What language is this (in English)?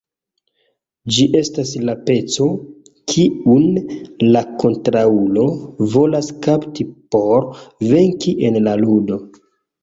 Esperanto